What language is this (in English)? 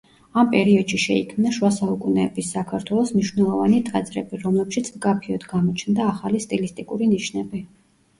Georgian